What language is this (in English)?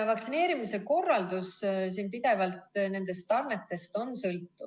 Estonian